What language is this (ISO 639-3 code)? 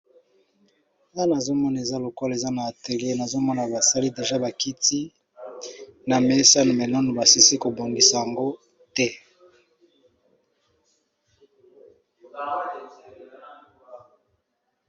lin